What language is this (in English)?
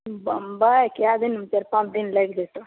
Maithili